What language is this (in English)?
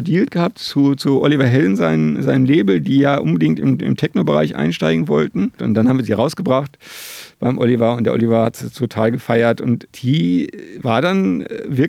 German